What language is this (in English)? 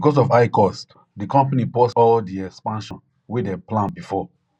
Nigerian Pidgin